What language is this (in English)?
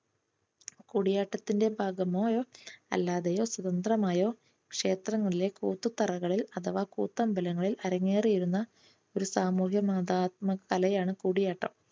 Malayalam